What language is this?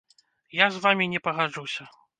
Belarusian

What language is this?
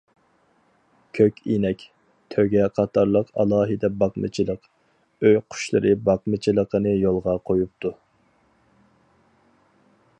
Uyghur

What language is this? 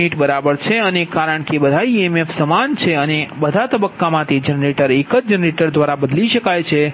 Gujarati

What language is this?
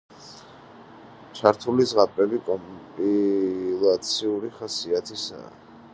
Georgian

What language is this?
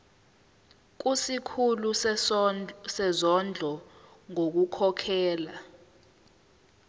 Zulu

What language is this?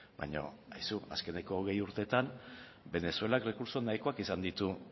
Basque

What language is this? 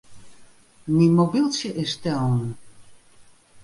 Western Frisian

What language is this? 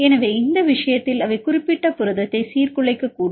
Tamil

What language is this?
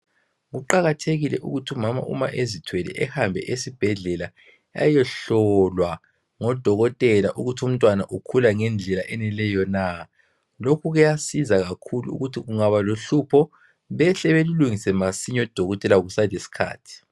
North Ndebele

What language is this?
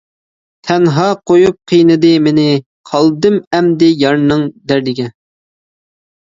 Uyghur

